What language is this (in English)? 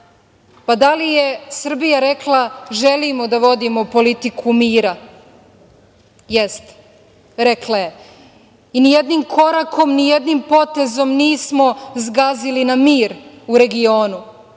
Serbian